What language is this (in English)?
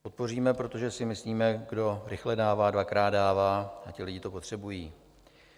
Czech